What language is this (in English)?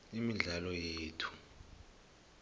South Ndebele